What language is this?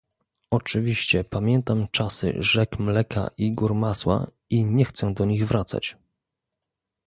Polish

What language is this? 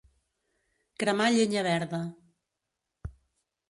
Catalan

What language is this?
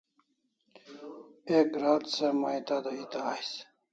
Kalasha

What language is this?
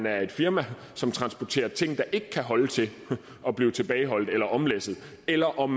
Danish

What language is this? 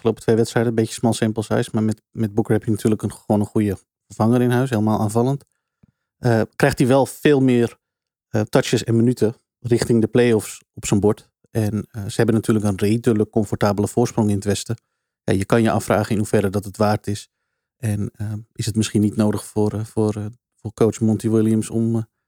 Dutch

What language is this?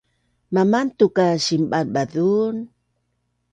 Bunun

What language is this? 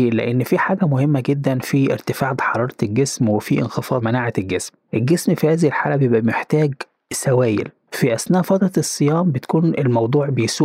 Arabic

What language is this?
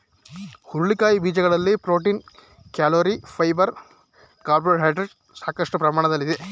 Kannada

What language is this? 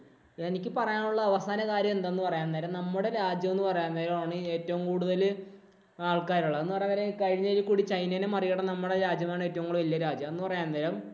Malayalam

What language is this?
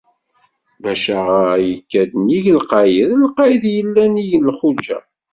Kabyle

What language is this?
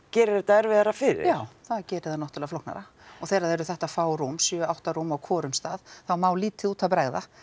Icelandic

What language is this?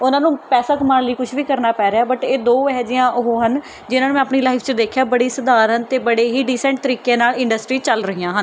Punjabi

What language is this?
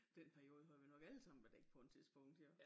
Danish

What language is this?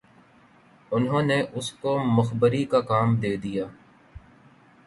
Urdu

